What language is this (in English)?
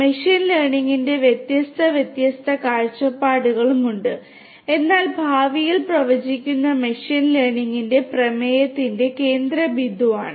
Malayalam